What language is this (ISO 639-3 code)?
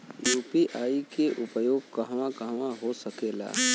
bho